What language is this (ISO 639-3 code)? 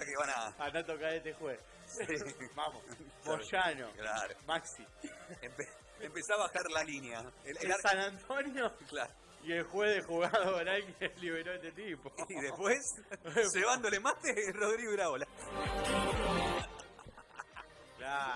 spa